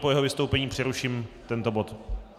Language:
Czech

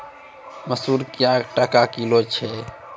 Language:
Maithili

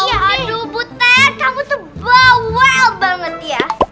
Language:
Indonesian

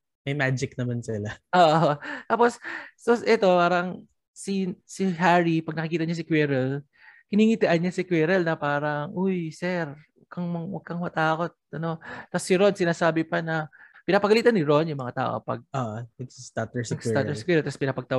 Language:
Filipino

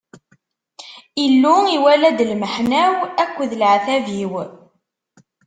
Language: Kabyle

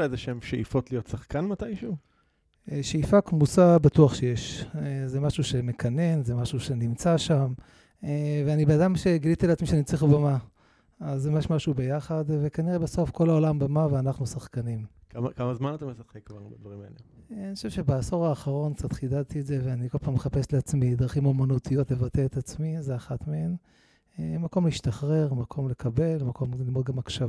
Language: Hebrew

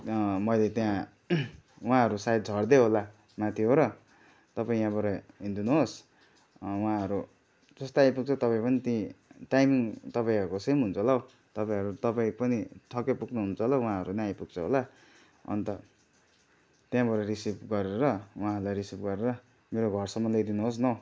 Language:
Nepali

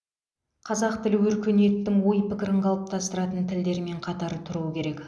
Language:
Kazakh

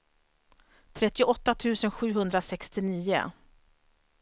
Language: Swedish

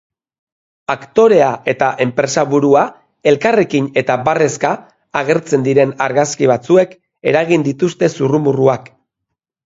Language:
Basque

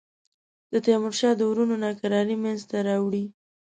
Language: Pashto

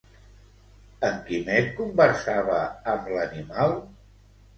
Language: Catalan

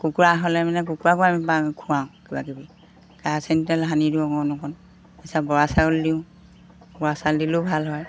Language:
Assamese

